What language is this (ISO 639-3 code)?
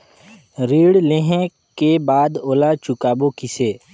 hne